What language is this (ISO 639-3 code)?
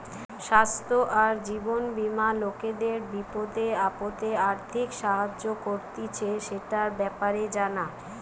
ben